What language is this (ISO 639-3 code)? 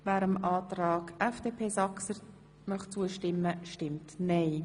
gsw